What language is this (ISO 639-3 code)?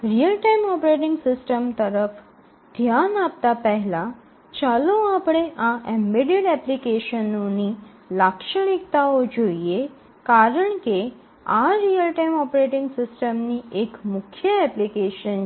guj